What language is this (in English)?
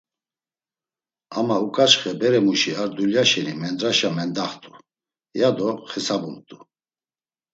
Laz